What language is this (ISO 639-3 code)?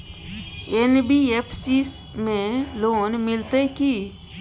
mai